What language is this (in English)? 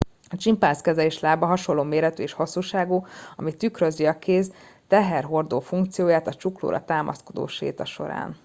Hungarian